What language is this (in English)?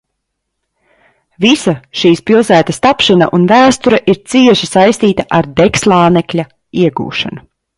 Latvian